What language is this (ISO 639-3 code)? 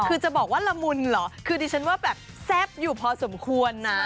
tha